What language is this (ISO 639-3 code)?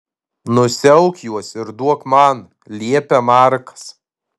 lit